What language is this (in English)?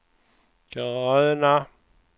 Swedish